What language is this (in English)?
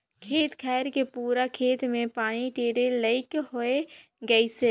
Chhattisgarhi